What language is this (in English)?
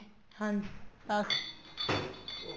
Punjabi